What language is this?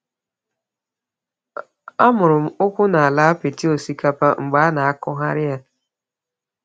Igbo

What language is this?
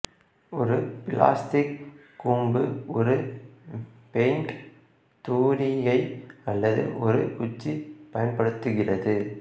Tamil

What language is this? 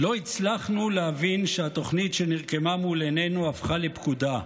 Hebrew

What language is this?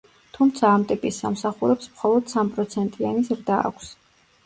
Georgian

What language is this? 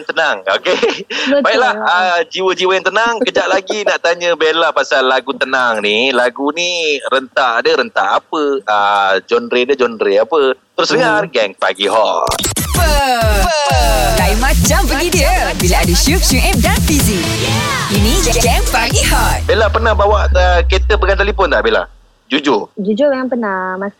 Malay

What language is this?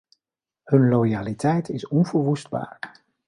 Dutch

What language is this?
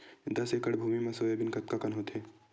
Chhattisgarhi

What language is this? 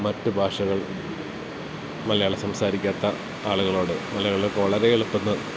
Malayalam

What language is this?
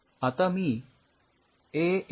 Marathi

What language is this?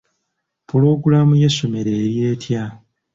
Ganda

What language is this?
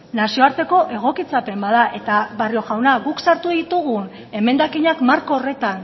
Basque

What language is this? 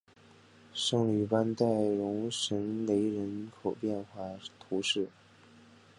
Chinese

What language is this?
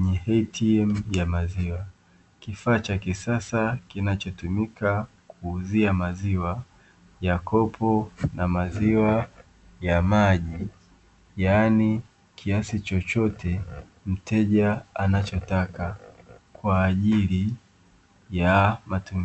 Swahili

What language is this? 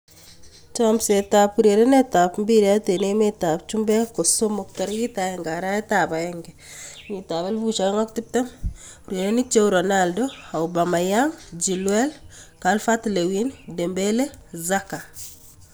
Kalenjin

